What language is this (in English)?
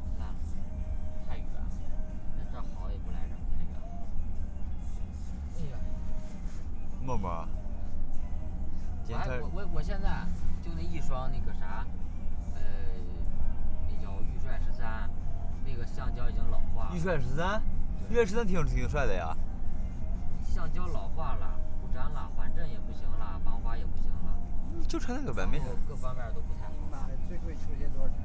Chinese